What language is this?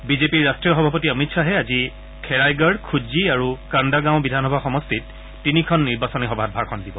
Assamese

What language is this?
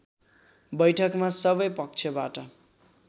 Nepali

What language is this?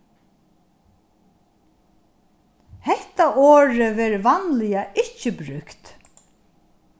Faroese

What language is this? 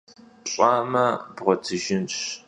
Kabardian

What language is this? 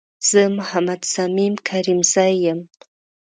Pashto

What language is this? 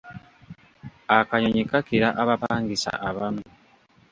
Ganda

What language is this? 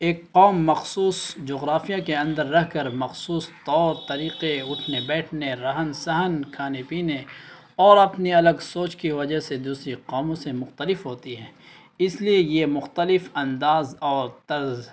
Urdu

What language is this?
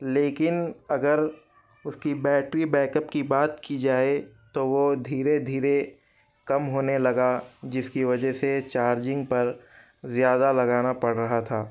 Urdu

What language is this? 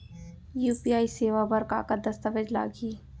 Chhattisgarhi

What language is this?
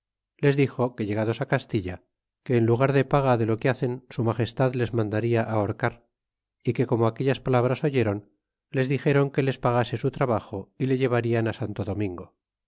Spanish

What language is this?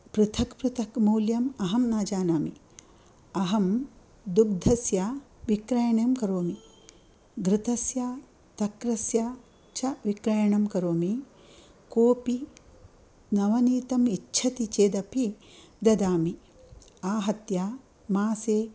Sanskrit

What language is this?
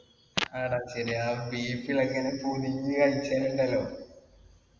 Malayalam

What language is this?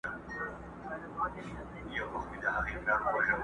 Pashto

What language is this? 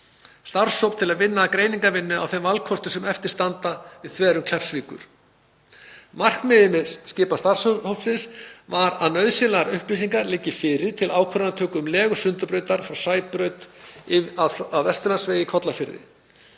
Icelandic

